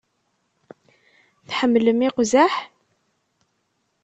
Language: Kabyle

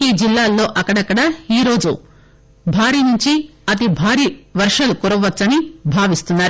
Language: Telugu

